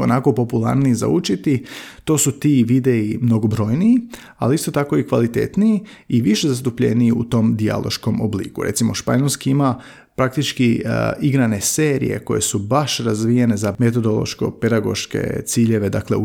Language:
Croatian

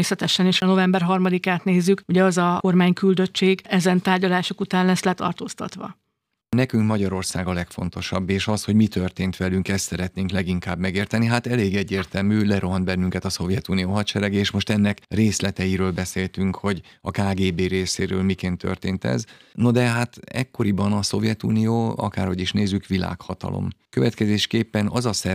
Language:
Hungarian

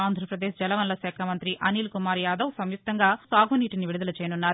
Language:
Telugu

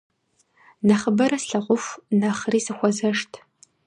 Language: Kabardian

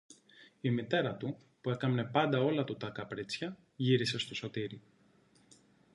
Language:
Greek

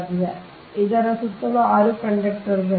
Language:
Kannada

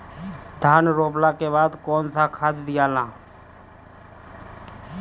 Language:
Bhojpuri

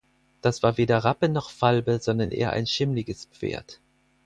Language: German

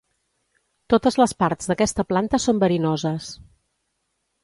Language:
Catalan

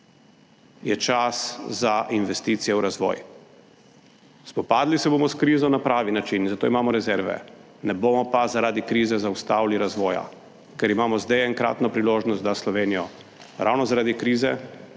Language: Slovenian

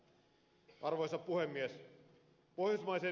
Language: Finnish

